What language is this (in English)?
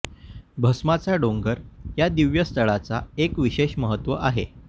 Marathi